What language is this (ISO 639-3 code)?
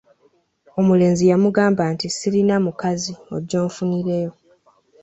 lug